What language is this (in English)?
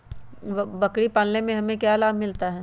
Magahi